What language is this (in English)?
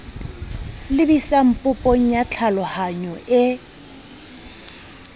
Southern Sotho